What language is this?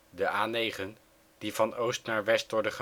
Dutch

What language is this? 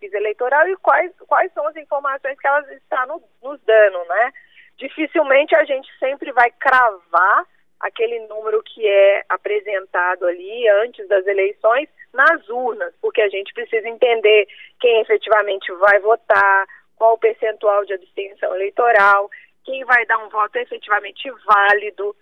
Portuguese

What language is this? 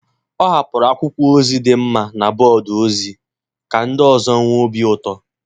Igbo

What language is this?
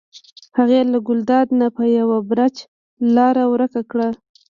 Pashto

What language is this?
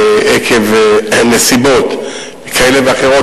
Hebrew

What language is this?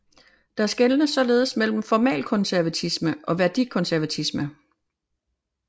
Danish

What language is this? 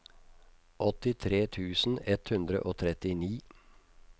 Norwegian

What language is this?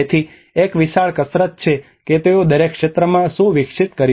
Gujarati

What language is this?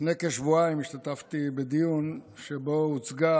Hebrew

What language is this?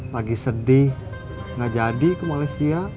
Indonesian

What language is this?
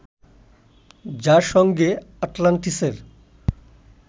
Bangla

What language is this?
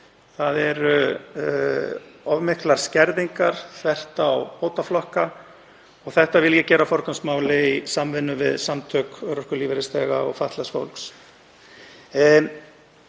Icelandic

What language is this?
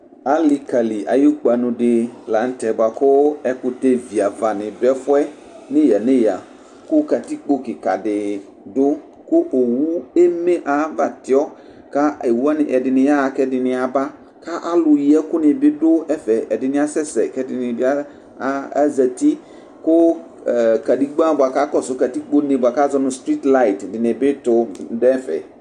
Ikposo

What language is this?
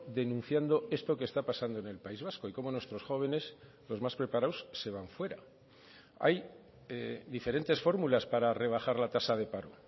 Spanish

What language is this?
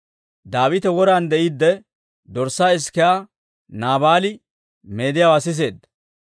Dawro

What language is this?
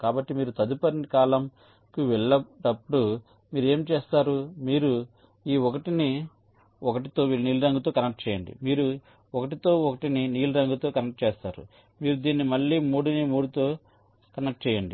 Telugu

